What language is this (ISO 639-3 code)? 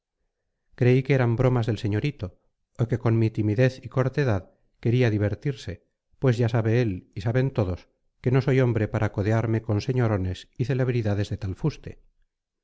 spa